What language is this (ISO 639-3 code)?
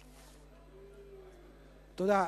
heb